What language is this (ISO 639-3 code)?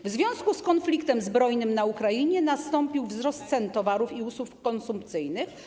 pol